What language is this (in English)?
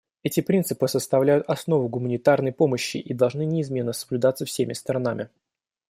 Russian